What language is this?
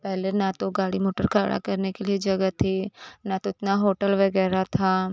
Hindi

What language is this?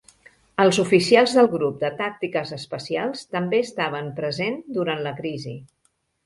Catalan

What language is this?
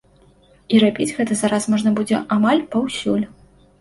Belarusian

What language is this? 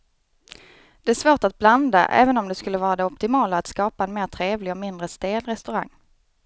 Swedish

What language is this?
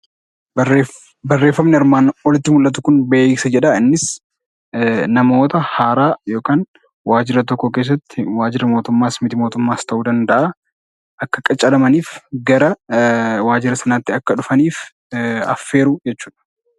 Oromo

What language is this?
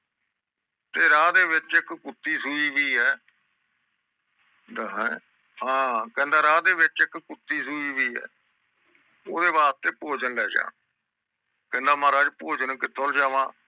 Punjabi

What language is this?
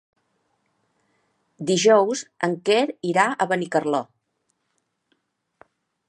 Catalan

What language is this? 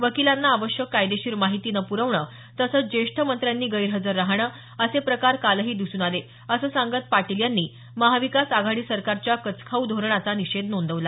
Marathi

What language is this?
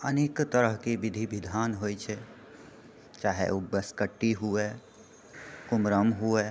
Maithili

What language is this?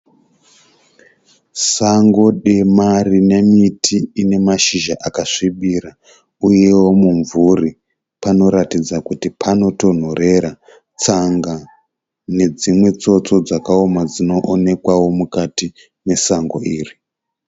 Shona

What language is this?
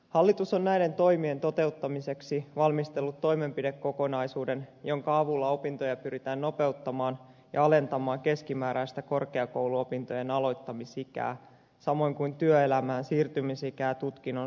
Finnish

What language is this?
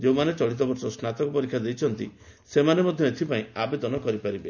Odia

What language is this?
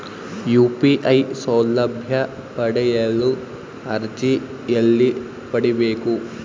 Kannada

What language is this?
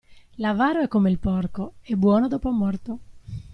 Italian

